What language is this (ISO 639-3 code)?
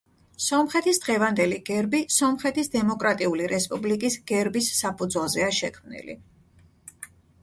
kat